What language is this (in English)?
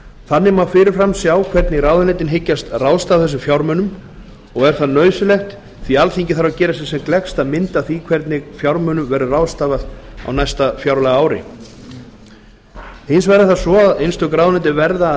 Icelandic